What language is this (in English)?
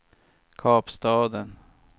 Swedish